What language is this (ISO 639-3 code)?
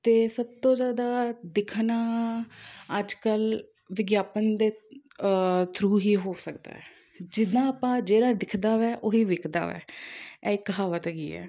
pan